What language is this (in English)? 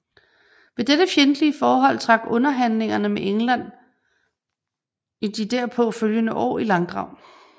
Danish